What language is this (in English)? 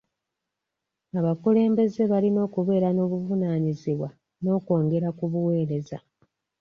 Ganda